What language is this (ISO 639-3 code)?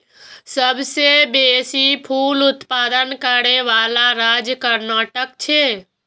mai